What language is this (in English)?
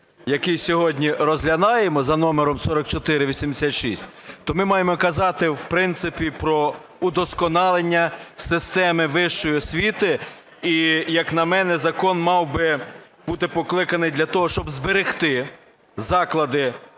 Ukrainian